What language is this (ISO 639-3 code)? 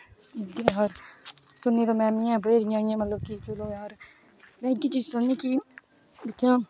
doi